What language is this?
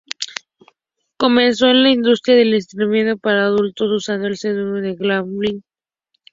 Spanish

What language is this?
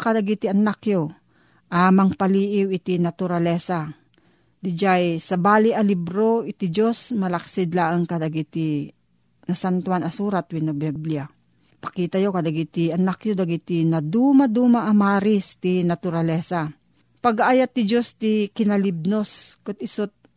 Filipino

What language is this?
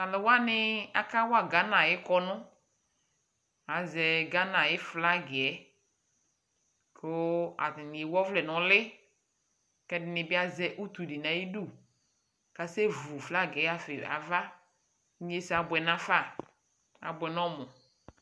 Ikposo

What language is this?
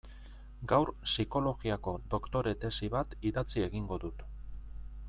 Basque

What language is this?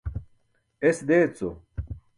Burushaski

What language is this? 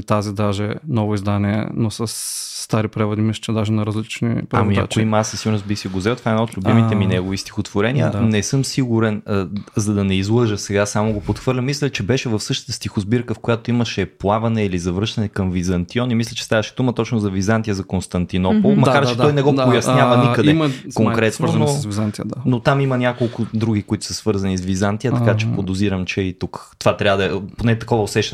Bulgarian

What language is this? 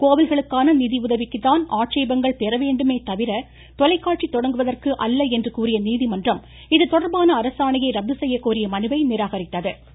Tamil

